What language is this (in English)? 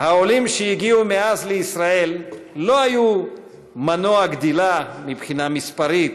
Hebrew